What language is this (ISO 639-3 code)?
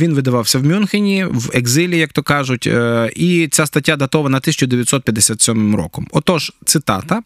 ukr